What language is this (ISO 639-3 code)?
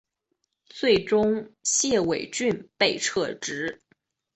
zho